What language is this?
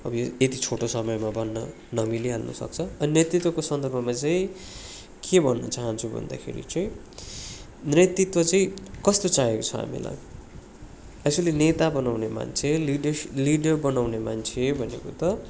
Nepali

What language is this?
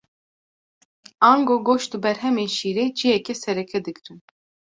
Kurdish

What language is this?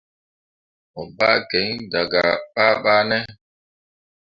Mundang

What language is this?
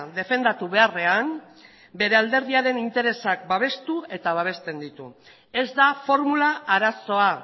Basque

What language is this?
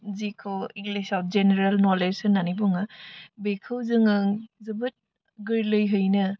Bodo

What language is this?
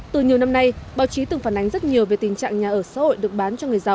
Vietnamese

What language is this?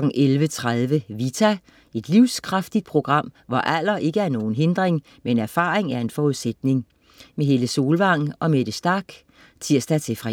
Danish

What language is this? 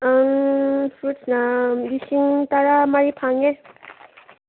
Manipuri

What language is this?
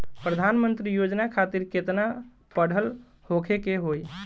Bhojpuri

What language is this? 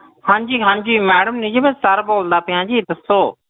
Punjabi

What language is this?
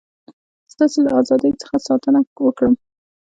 Pashto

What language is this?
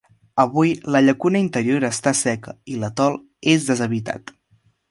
Catalan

